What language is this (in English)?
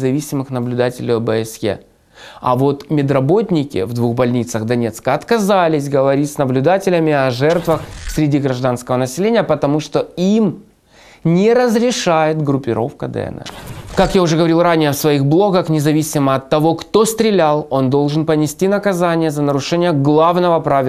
Russian